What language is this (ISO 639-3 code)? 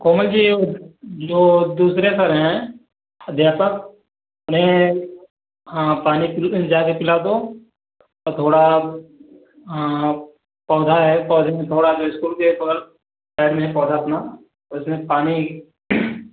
hin